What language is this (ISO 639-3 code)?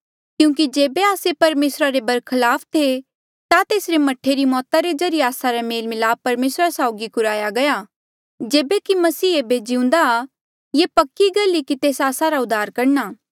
mjl